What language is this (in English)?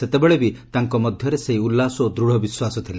Odia